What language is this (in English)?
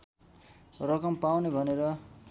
Nepali